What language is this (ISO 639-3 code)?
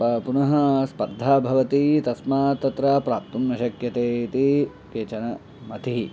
san